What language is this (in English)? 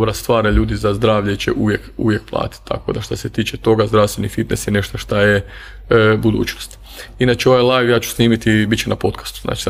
Croatian